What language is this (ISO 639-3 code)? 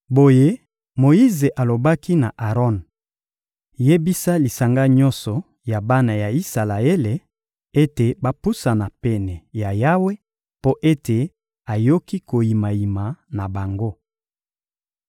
lin